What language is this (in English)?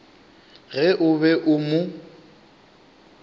Northern Sotho